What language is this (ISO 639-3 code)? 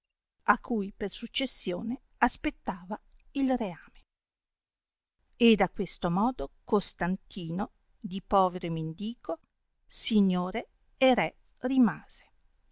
ita